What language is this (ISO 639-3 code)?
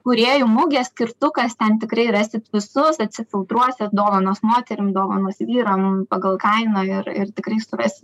lit